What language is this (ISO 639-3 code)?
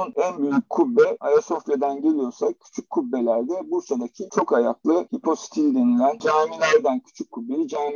tur